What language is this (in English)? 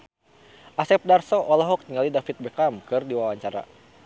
Sundanese